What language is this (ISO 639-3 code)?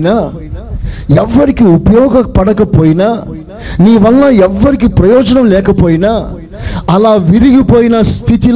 tel